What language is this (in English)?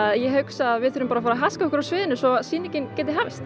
Icelandic